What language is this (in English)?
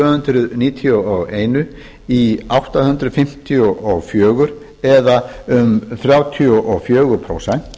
Icelandic